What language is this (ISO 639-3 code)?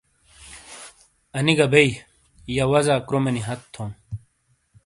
scl